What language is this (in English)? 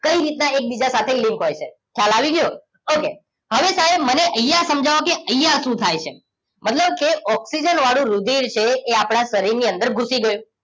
Gujarati